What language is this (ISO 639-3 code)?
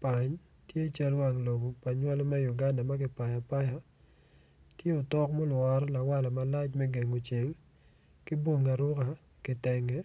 ach